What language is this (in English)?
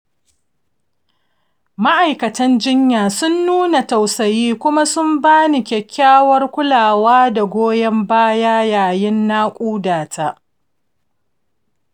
Hausa